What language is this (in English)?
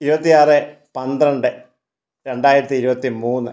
Malayalam